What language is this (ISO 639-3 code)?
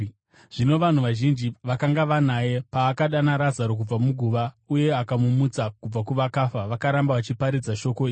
sna